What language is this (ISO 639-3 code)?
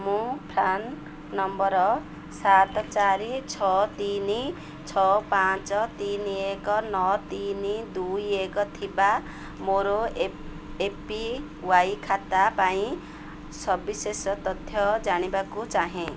ori